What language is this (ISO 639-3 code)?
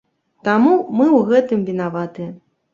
bel